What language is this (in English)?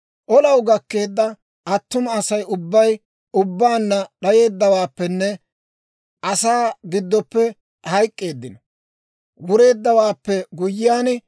Dawro